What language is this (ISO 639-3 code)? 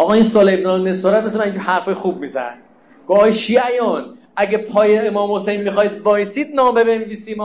fas